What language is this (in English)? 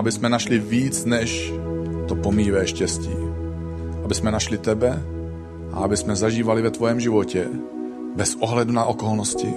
Czech